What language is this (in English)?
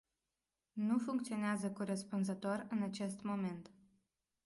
Romanian